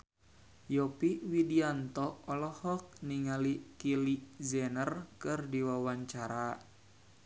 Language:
Sundanese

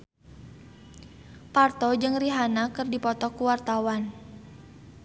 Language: Sundanese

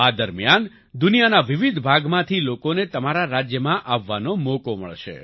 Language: Gujarati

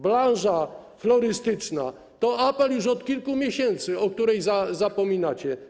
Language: Polish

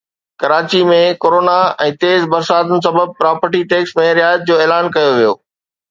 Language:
Sindhi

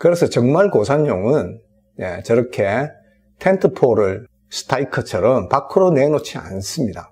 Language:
Korean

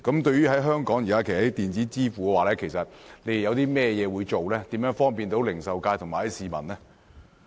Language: Cantonese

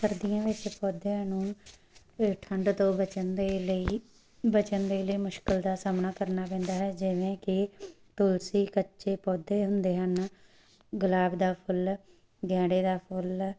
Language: Punjabi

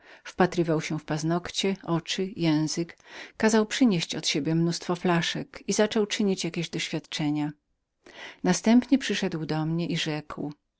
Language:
Polish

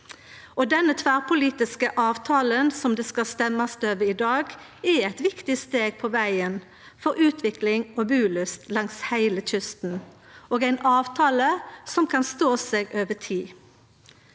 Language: Norwegian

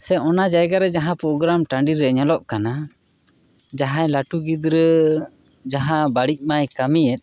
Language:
Santali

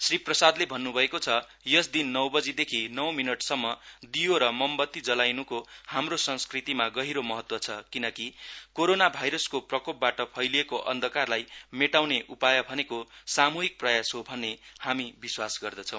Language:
Nepali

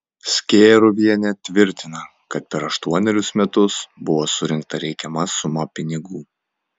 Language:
Lithuanian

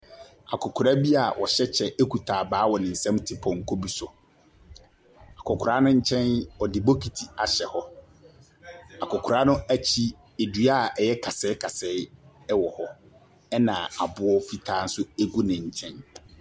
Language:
Akan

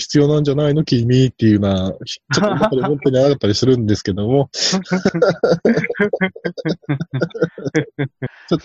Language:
Japanese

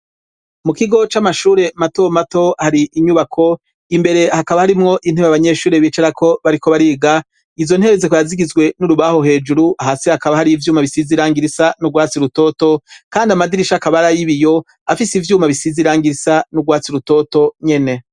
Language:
Rundi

